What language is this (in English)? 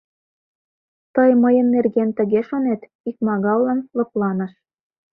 Mari